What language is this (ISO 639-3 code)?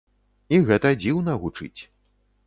bel